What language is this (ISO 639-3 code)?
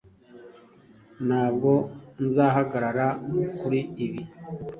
kin